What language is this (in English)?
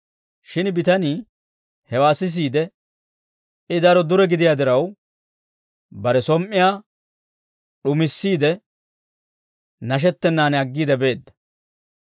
Dawro